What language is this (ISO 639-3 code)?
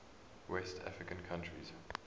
eng